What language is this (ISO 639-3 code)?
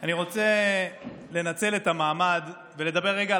heb